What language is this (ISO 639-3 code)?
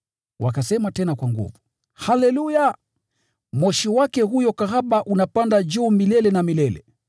swa